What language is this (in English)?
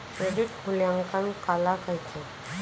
Chhattisgarhi